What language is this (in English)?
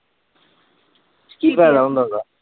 Punjabi